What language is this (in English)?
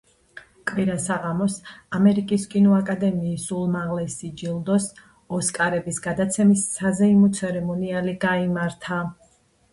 Georgian